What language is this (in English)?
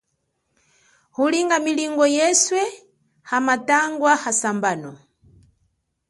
Chokwe